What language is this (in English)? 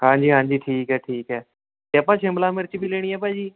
Punjabi